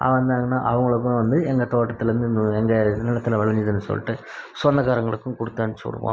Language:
Tamil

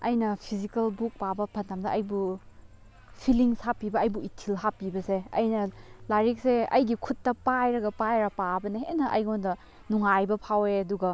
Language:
Manipuri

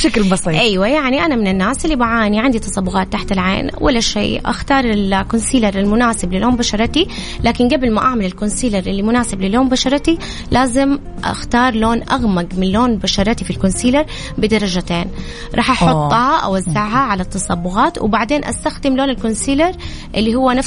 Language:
Arabic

